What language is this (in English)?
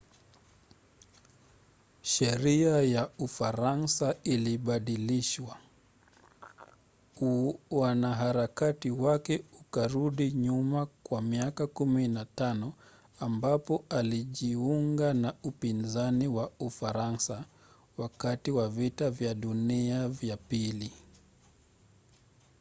Swahili